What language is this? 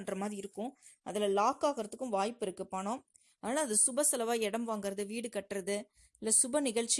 Tamil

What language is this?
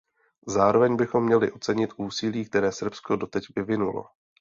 Czech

